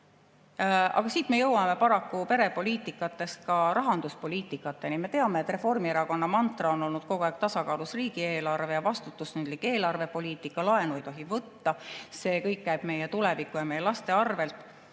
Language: Estonian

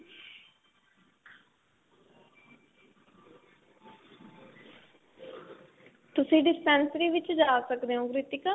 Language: Punjabi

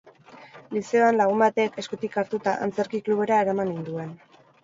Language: Basque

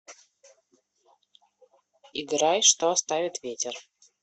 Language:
Russian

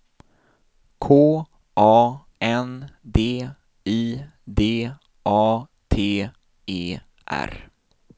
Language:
Swedish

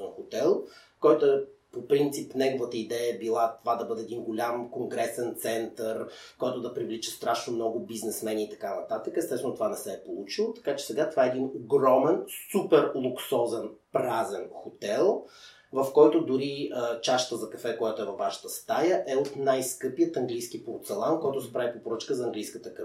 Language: Bulgarian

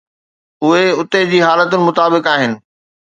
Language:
Sindhi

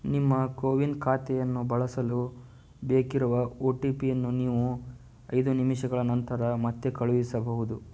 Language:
Kannada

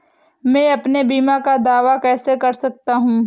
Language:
Hindi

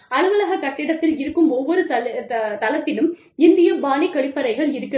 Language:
Tamil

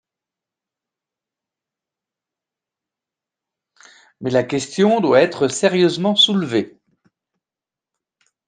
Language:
French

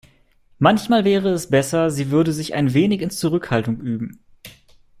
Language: German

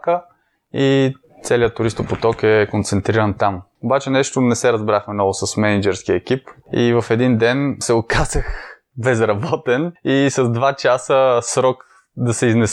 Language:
Bulgarian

